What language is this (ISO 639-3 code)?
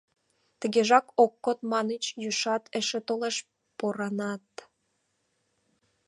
chm